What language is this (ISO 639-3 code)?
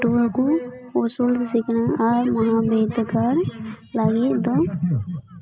sat